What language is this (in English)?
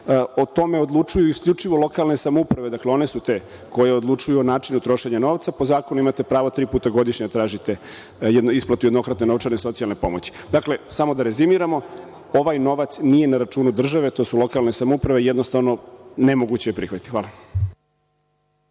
Serbian